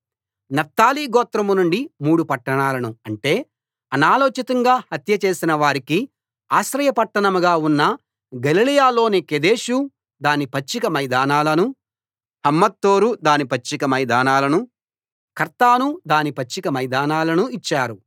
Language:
Telugu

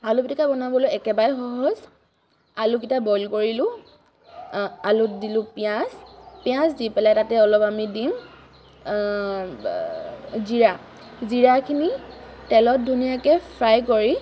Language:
Assamese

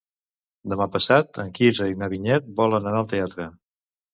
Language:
Catalan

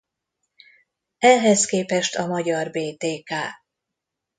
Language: Hungarian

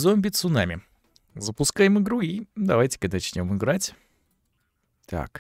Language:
Russian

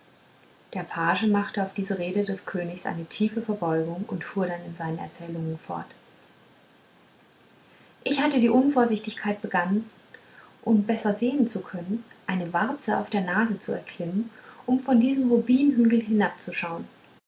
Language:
German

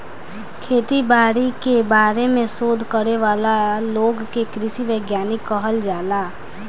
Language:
Bhojpuri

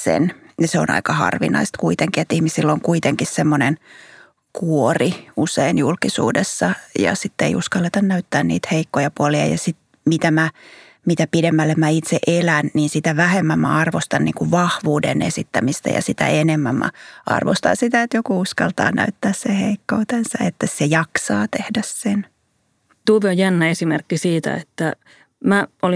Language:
Finnish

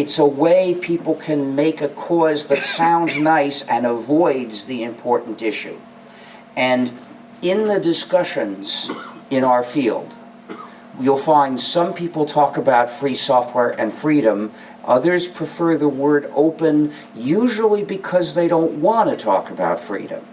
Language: English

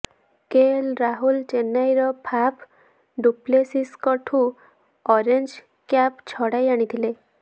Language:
Odia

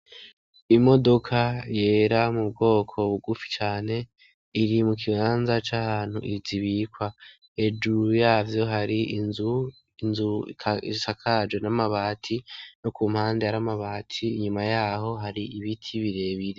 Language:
Rundi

